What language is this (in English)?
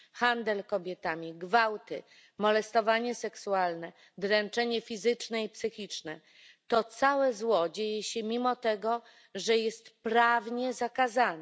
Polish